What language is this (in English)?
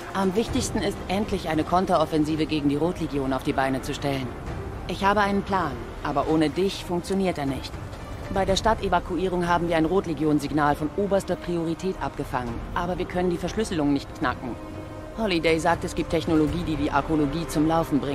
German